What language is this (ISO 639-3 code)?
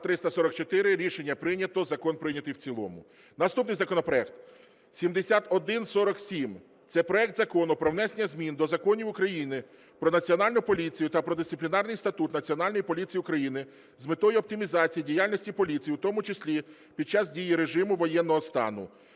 ukr